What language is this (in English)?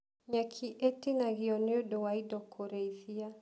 Kikuyu